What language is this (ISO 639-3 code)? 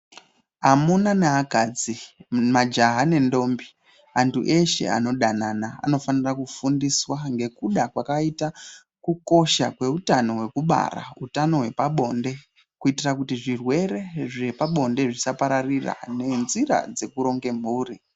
ndc